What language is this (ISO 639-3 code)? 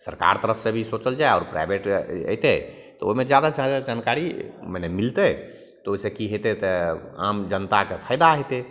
mai